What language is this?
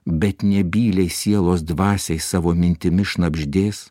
Lithuanian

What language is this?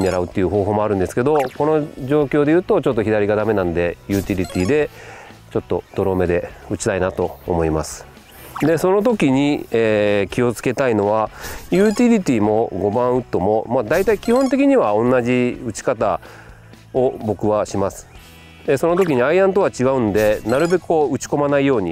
Japanese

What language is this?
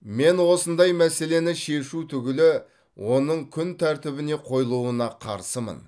Kazakh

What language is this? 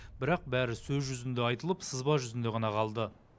Kazakh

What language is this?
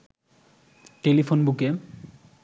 Bangla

